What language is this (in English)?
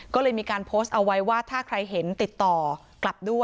Thai